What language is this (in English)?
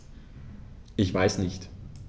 German